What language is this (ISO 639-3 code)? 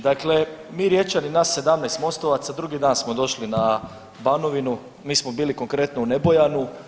hrv